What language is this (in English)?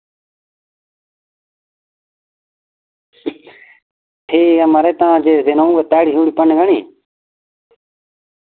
Dogri